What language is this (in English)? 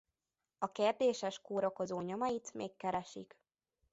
Hungarian